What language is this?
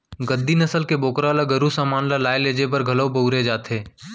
Chhattisgarhi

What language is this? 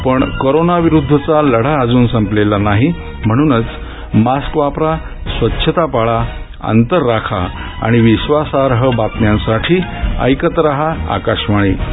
Marathi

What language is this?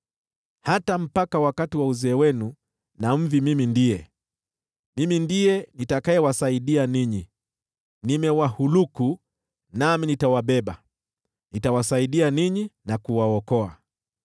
Swahili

